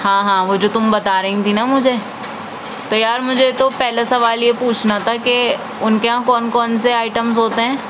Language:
Urdu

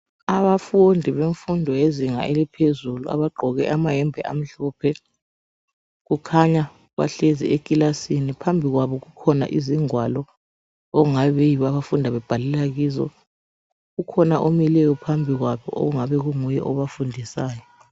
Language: North Ndebele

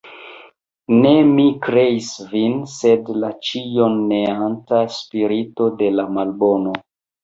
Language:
Esperanto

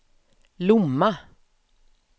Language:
Swedish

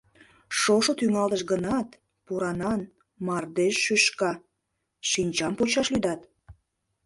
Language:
Mari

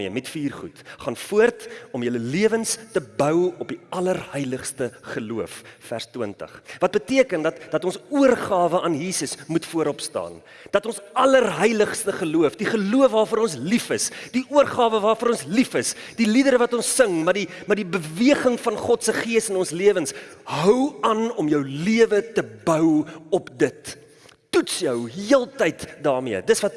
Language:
Dutch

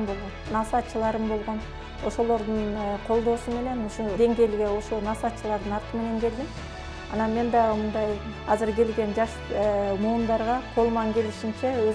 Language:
Turkish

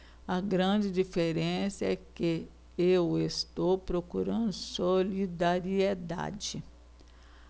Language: Portuguese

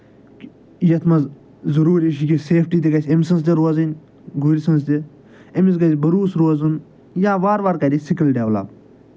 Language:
Kashmiri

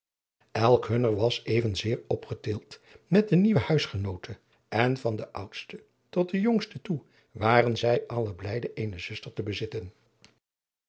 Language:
Dutch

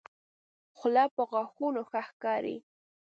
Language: Pashto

